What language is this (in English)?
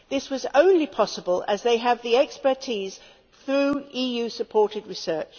English